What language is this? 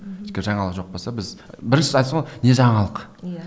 Kazakh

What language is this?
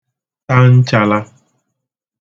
Igbo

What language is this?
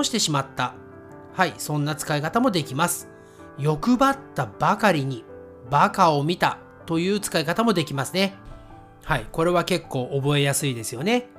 Japanese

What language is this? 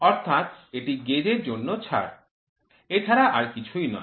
Bangla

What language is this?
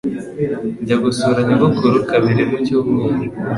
Kinyarwanda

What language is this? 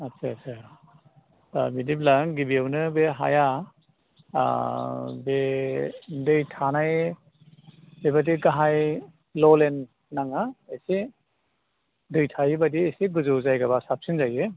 Bodo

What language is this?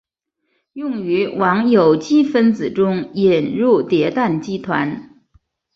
Chinese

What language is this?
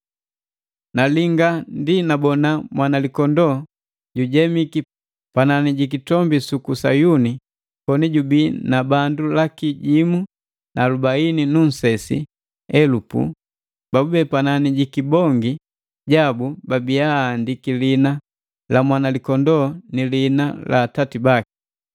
Matengo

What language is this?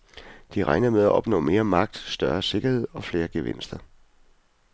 Danish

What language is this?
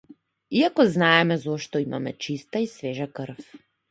Macedonian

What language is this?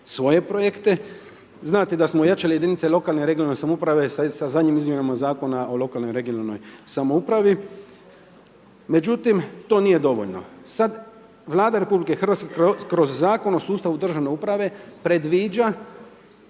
Croatian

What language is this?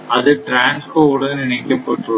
Tamil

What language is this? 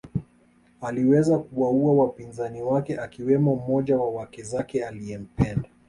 Swahili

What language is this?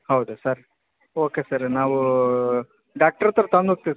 Kannada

